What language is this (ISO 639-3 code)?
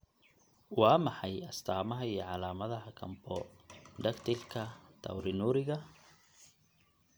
som